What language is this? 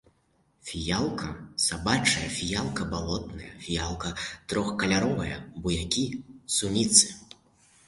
Belarusian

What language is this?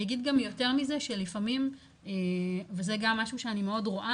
Hebrew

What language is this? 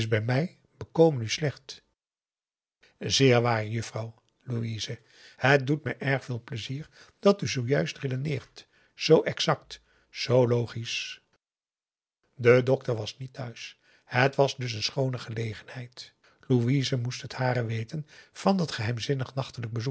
Dutch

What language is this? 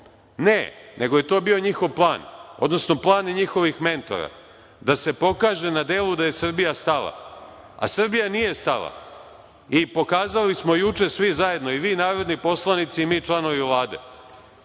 Serbian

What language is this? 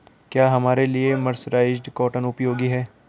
Hindi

